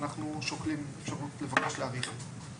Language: Hebrew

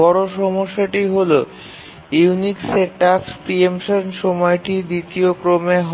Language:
Bangla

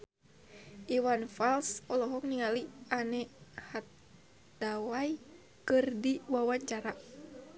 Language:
Sundanese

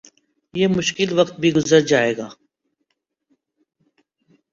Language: Urdu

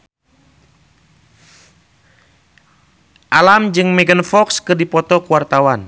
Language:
Sundanese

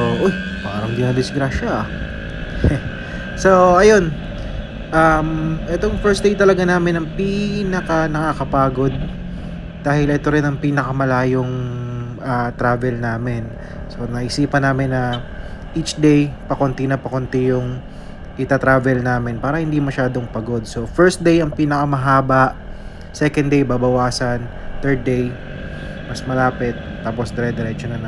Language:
Filipino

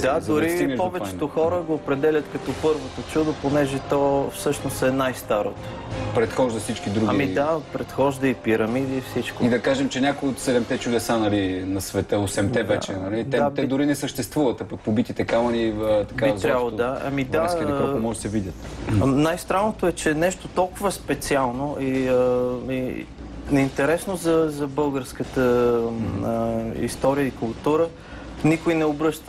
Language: Bulgarian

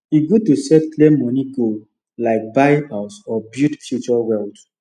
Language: Nigerian Pidgin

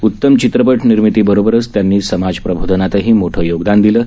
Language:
Marathi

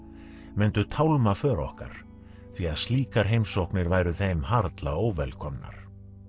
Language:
Icelandic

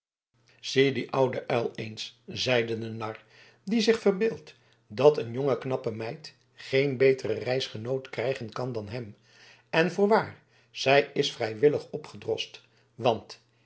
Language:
Dutch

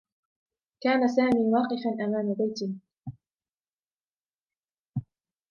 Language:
Arabic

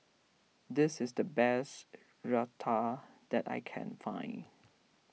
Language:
English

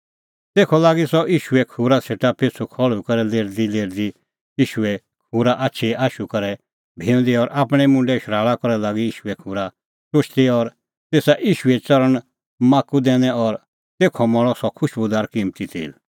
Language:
Kullu Pahari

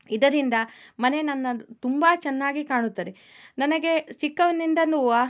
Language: Kannada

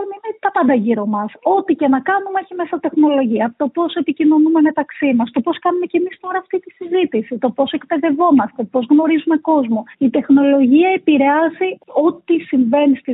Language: Greek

